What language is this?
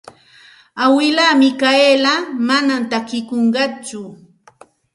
Santa Ana de Tusi Pasco Quechua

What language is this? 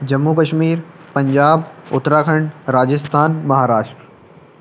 Urdu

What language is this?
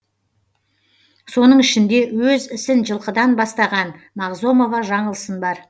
Kazakh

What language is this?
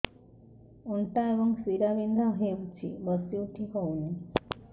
Odia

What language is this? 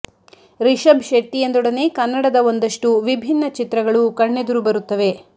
Kannada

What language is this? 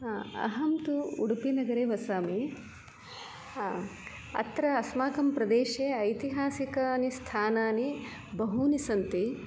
Sanskrit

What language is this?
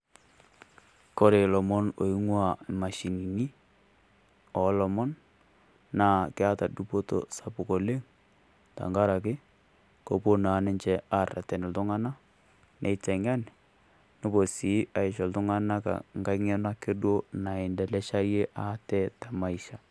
Masai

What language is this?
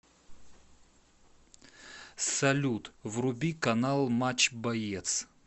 Russian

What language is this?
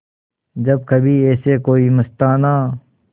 Hindi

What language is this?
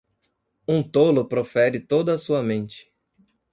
Portuguese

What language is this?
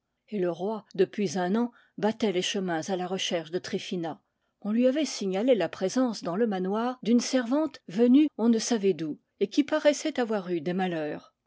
French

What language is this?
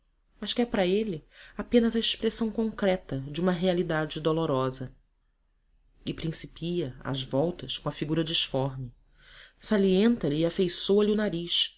Portuguese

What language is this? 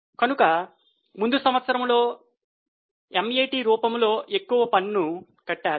Telugu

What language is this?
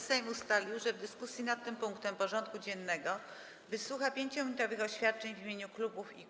Polish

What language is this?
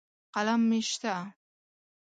Pashto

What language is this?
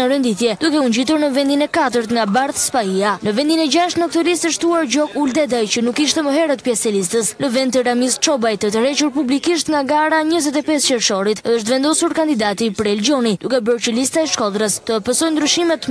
Romanian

